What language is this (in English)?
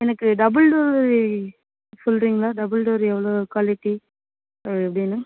Tamil